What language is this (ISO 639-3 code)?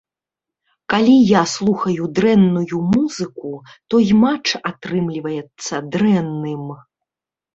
bel